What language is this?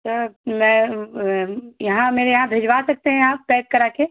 Hindi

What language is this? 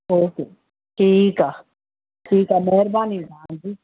Sindhi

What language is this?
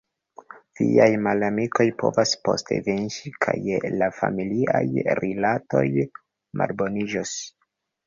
Esperanto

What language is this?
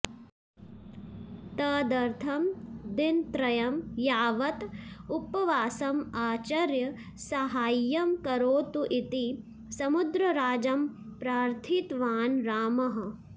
Sanskrit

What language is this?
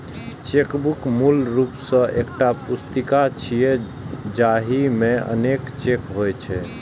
Maithili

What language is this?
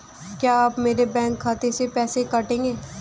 Hindi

